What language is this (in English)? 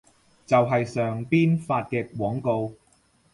Cantonese